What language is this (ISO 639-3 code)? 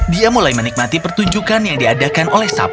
ind